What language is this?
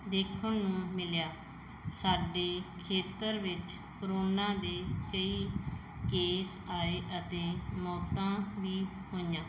Punjabi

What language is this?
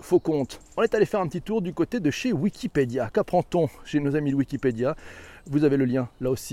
French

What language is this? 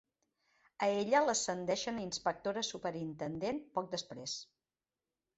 Catalan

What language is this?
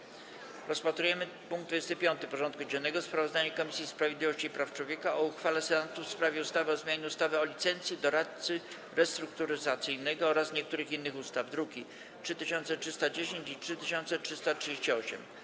Polish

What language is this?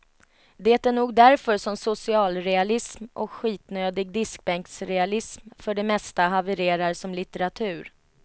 Swedish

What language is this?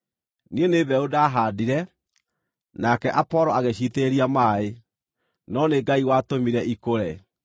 Kikuyu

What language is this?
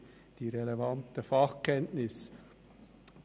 Swiss German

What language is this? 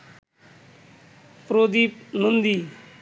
Bangla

